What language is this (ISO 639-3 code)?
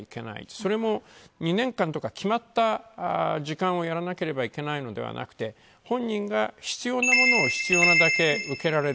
jpn